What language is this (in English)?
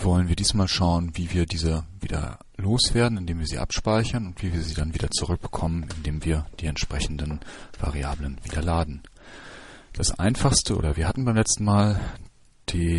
German